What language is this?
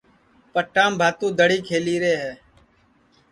Sansi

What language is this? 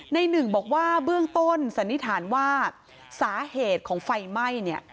Thai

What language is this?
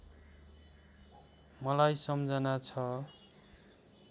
Nepali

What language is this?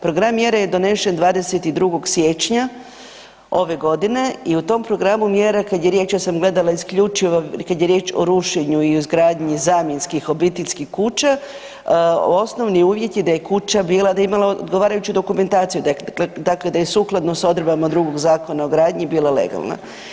Croatian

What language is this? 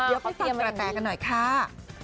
Thai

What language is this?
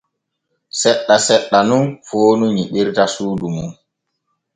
Borgu Fulfulde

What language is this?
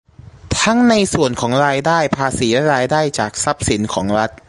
Thai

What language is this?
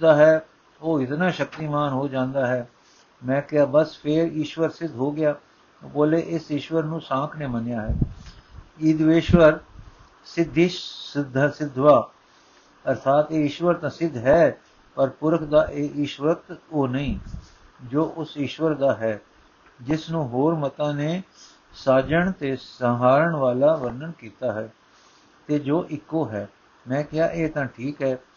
Punjabi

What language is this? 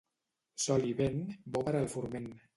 Catalan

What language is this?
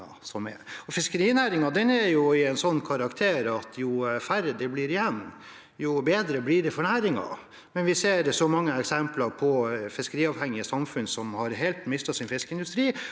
Norwegian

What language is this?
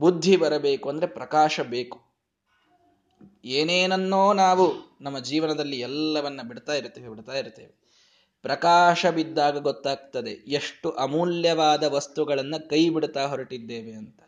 Kannada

